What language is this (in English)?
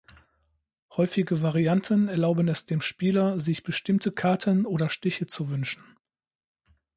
German